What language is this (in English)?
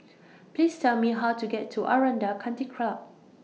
English